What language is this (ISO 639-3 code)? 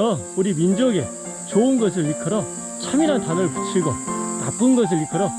kor